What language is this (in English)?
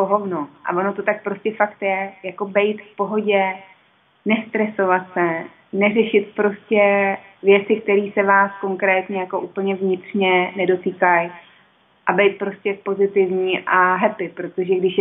Czech